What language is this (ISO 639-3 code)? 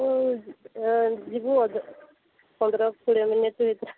ori